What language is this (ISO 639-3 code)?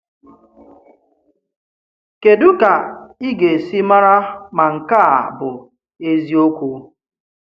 ibo